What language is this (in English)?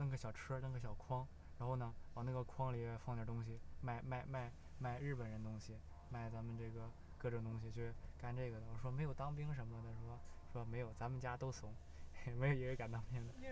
Chinese